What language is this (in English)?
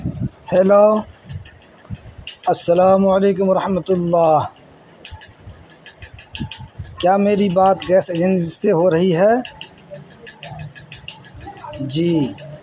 Urdu